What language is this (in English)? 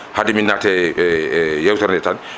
Fula